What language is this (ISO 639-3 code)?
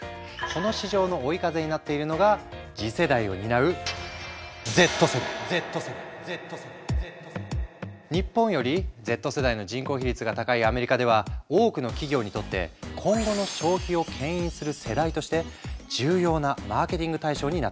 jpn